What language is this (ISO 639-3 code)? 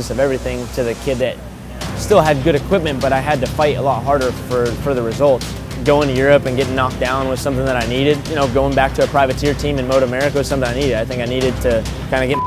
eng